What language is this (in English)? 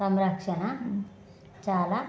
Telugu